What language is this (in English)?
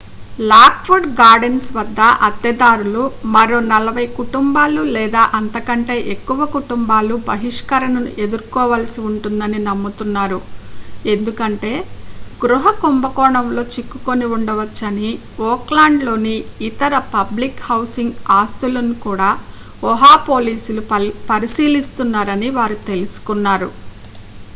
Telugu